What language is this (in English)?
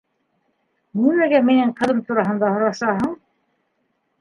Bashkir